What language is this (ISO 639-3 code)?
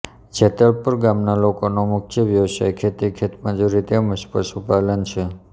guj